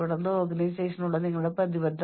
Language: Malayalam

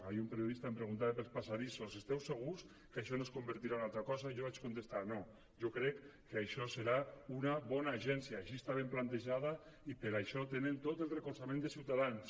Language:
Catalan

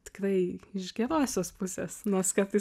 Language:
Lithuanian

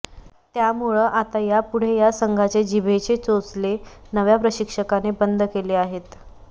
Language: Marathi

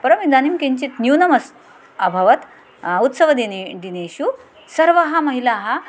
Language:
Sanskrit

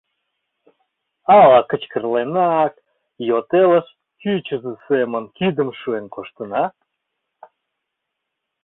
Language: Mari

